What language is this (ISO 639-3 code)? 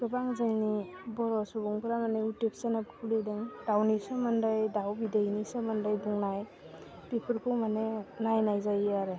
brx